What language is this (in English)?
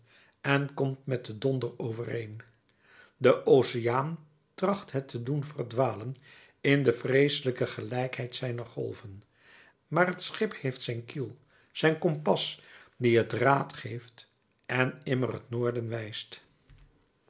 Dutch